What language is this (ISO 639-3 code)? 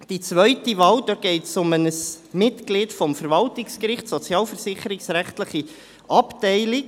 gsw